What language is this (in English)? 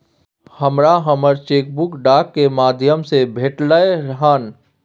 Maithili